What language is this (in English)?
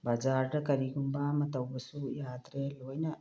Manipuri